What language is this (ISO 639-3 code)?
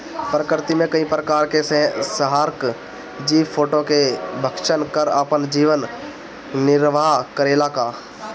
bho